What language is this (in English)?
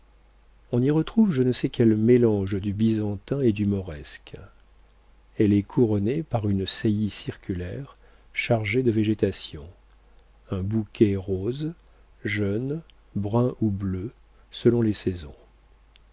French